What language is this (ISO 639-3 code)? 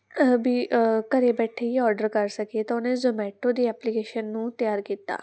pan